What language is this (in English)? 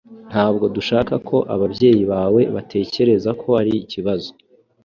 Kinyarwanda